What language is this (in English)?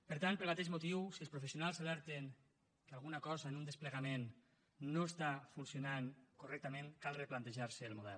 Catalan